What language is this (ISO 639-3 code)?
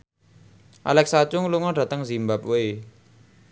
jav